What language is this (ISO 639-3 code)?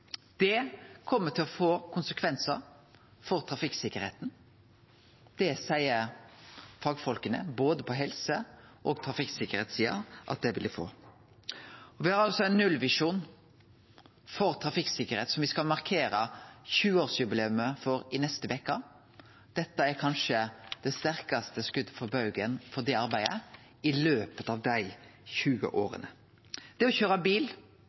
nno